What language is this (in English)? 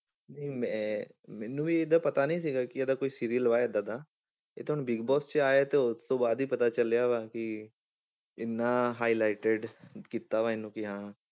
Punjabi